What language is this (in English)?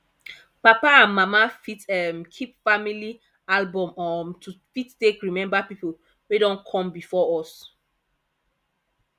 Nigerian Pidgin